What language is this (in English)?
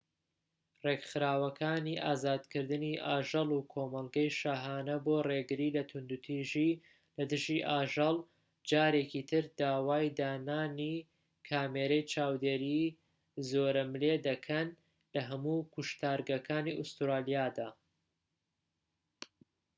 Central Kurdish